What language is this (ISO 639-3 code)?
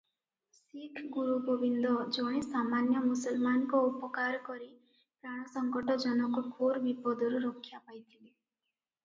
ori